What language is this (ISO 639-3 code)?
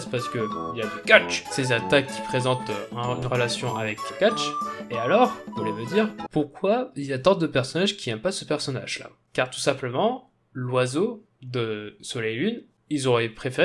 fra